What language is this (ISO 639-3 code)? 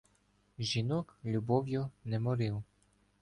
ukr